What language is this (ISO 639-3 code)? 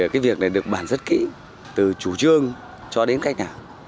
vie